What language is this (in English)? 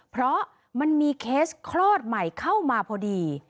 Thai